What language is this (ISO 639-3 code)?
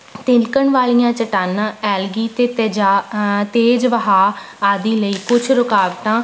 pan